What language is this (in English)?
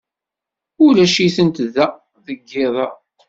Kabyle